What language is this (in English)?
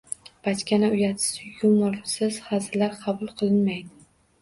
Uzbek